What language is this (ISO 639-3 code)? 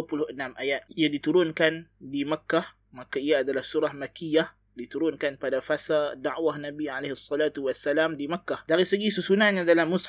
msa